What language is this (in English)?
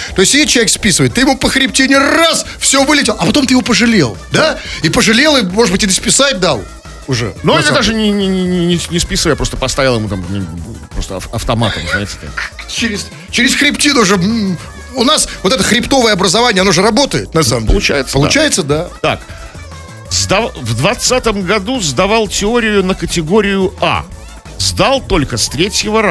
Russian